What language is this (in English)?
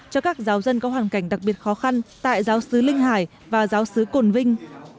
Vietnamese